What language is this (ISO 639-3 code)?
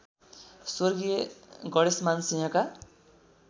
nep